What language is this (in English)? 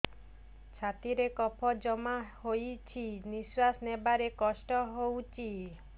Odia